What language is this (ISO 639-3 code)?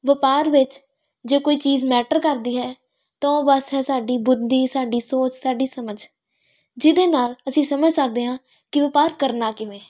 pan